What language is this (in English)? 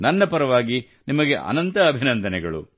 Kannada